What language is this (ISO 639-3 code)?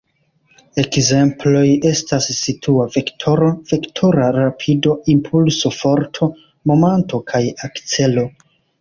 epo